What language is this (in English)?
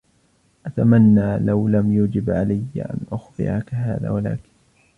Arabic